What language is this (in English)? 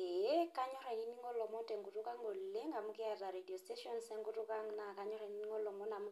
Masai